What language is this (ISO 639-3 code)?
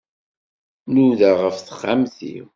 kab